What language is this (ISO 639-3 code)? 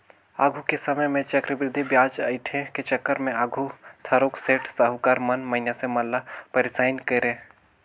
hne